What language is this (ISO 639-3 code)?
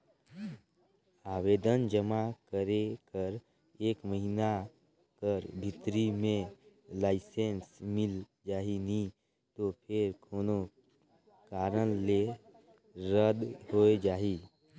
hne